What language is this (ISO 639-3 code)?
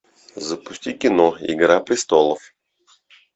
rus